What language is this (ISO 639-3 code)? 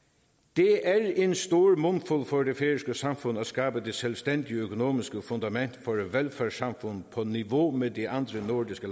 dan